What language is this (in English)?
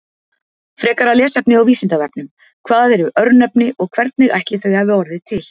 Icelandic